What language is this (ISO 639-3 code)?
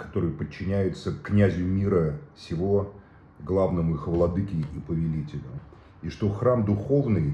rus